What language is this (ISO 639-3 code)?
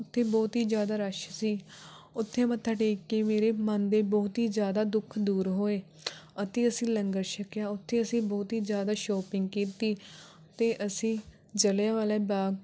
pan